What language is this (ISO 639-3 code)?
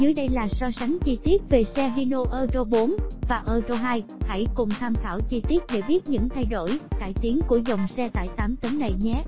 vie